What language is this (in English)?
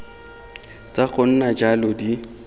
Tswana